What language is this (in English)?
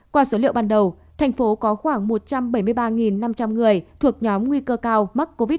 Vietnamese